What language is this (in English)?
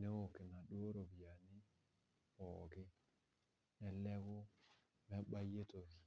Masai